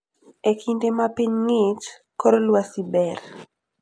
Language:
Luo (Kenya and Tanzania)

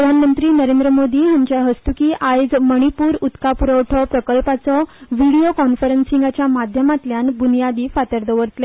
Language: Konkani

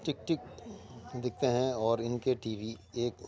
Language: Urdu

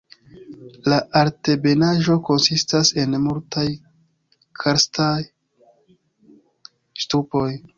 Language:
Esperanto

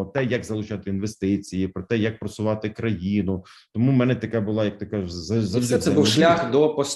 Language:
Ukrainian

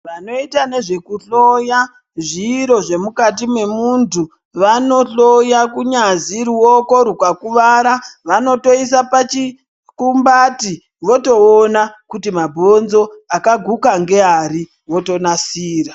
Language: Ndau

